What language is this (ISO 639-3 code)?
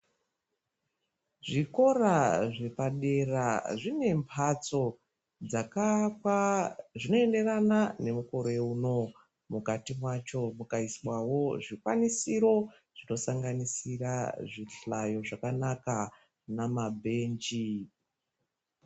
ndc